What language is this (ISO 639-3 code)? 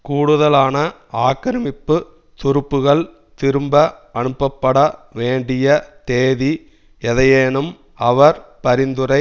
tam